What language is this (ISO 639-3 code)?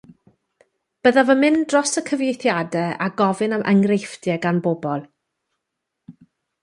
cym